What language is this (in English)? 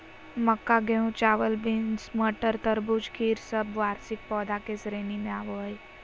Magahi